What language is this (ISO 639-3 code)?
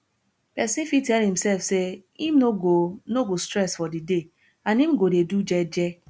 pcm